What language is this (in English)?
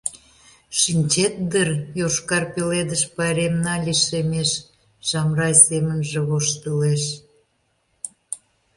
Mari